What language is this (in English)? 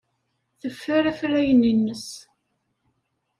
Kabyle